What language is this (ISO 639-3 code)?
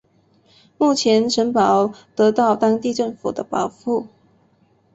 zho